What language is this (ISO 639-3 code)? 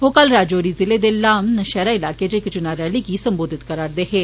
doi